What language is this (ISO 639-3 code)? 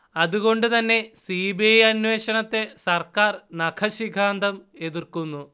mal